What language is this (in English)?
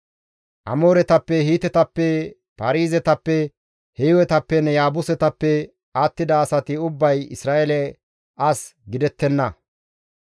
Gamo